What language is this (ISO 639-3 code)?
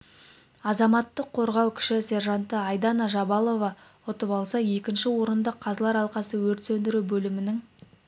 kaz